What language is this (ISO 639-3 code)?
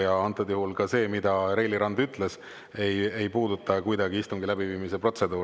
est